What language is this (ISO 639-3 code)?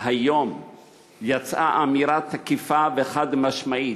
heb